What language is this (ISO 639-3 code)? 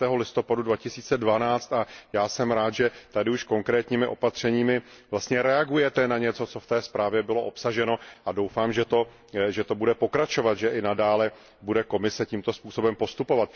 ces